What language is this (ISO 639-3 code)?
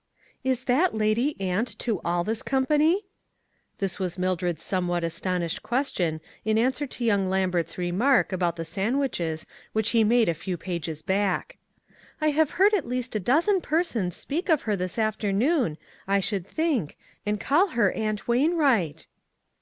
eng